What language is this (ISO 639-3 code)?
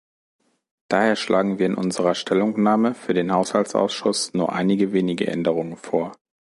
deu